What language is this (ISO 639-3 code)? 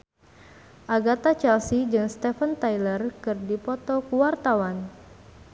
sun